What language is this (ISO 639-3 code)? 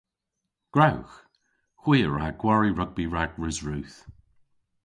cor